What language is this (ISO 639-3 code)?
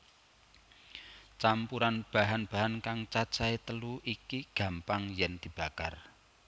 jav